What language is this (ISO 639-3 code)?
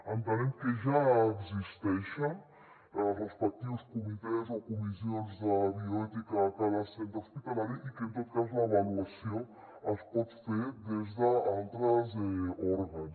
cat